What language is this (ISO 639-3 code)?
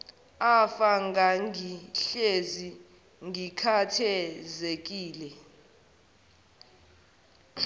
zul